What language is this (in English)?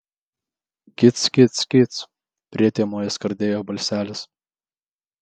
Lithuanian